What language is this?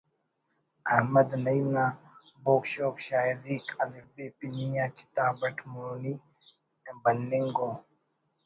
Brahui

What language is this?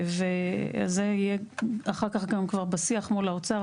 Hebrew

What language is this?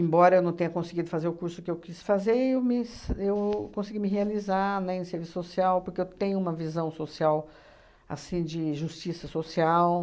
Portuguese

